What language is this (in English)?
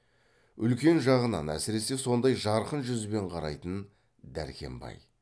Kazakh